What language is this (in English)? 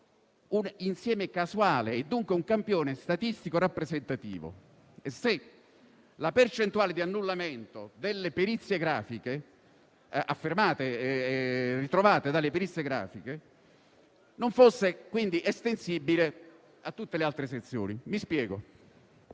Italian